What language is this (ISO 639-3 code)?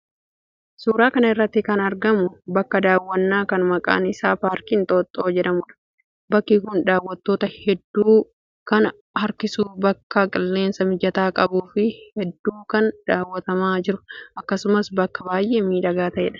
orm